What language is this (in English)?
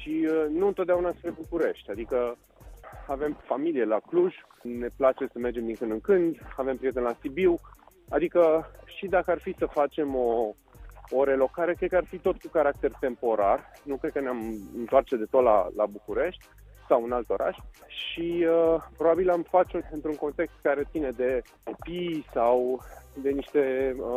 Romanian